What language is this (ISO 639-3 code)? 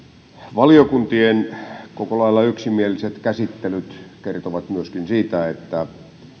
fin